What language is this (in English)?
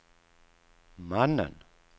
Swedish